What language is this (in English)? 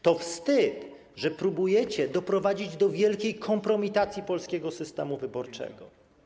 Polish